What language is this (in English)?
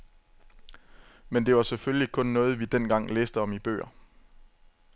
Danish